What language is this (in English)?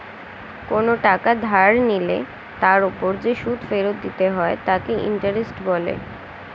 Bangla